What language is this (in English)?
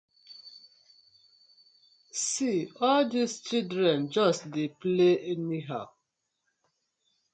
Nigerian Pidgin